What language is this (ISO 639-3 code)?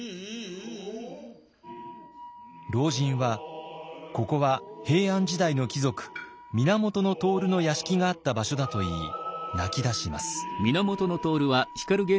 jpn